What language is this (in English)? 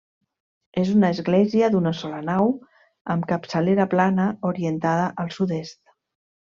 Catalan